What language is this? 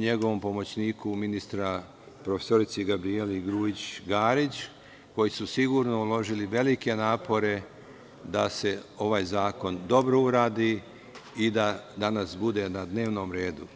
Serbian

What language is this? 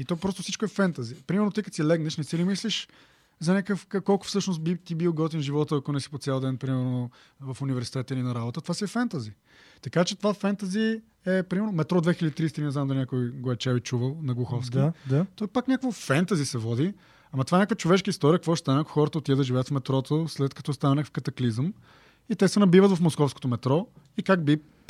Bulgarian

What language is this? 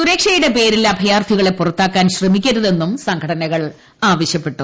Malayalam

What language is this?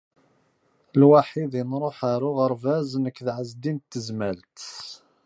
Kabyle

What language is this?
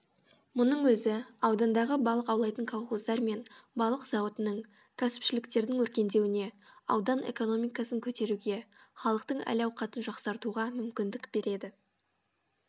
Kazakh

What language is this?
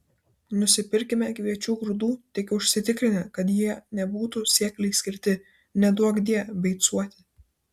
Lithuanian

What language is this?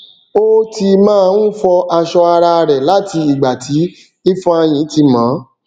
Yoruba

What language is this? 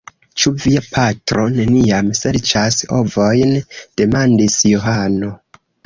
Esperanto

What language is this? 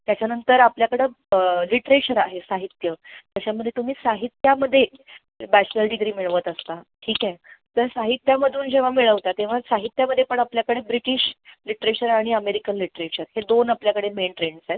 Marathi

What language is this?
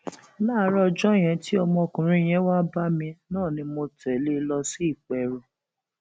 Yoruba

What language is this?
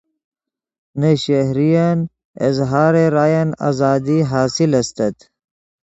Yidgha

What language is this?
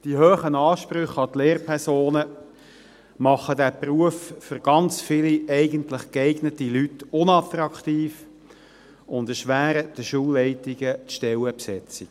Swiss German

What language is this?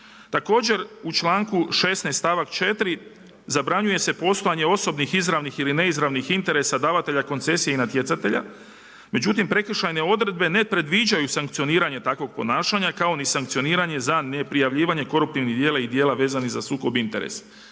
Croatian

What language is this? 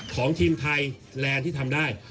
Thai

